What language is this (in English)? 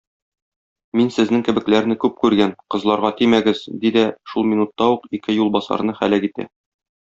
Tatar